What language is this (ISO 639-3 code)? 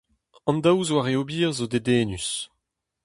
bre